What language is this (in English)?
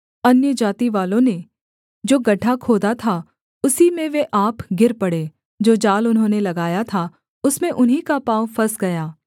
Hindi